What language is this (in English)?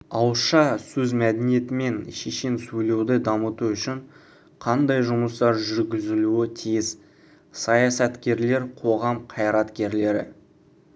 Kazakh